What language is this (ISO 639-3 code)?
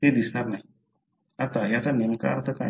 mar